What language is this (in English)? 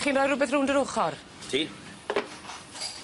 Welsh